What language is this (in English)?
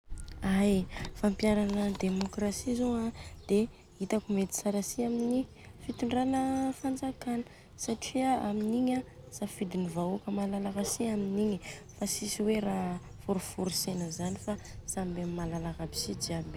Southern Betsimisaraka Malagasy